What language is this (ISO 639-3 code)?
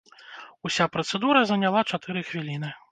bel